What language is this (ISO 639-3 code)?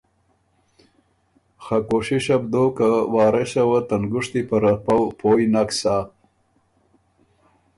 oru